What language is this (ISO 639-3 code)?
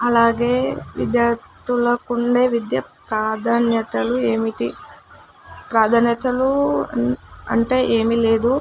tel